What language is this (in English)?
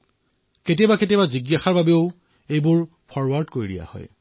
Assamese